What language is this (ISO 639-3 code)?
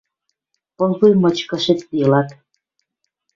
mrj